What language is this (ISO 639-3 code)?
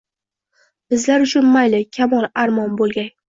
uzb